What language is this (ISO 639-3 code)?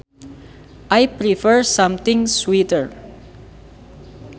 sun